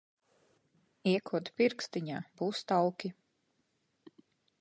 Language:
Latvian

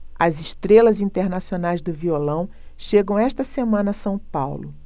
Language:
Portuguese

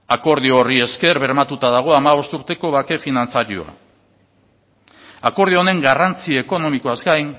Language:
Basque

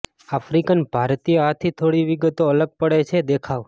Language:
Gujarati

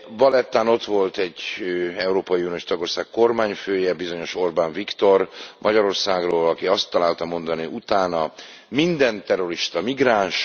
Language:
Hungarian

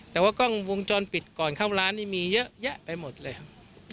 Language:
Thai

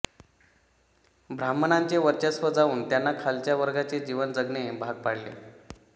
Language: Marathi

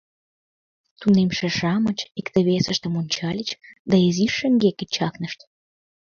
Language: Mari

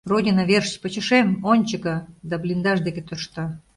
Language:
Mari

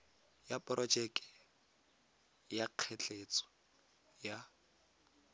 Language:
Tswana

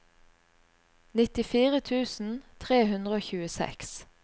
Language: Norwegian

